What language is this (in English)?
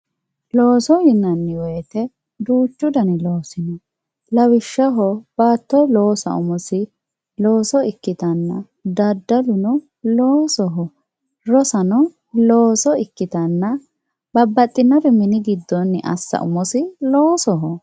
Sidamo